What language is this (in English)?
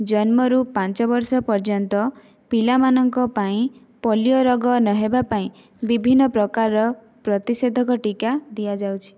Odia